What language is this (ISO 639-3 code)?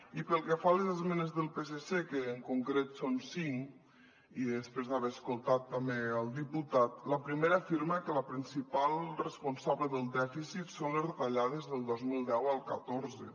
cat